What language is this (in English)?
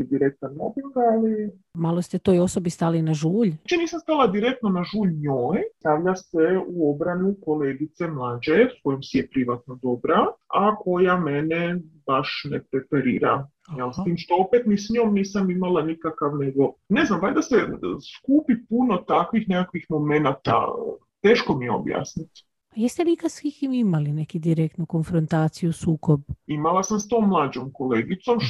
Croatian